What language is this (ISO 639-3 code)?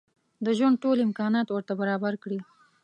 pus